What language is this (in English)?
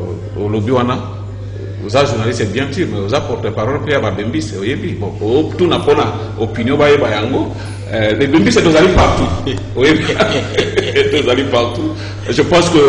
French